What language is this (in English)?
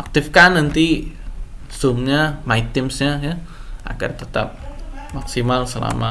Indonesian